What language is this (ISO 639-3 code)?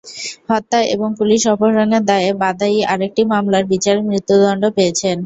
ben